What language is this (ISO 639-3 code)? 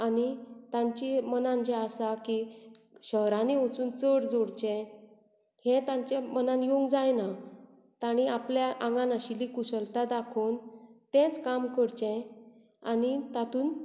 kok